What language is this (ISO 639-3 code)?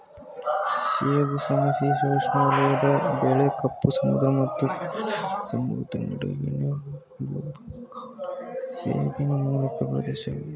kan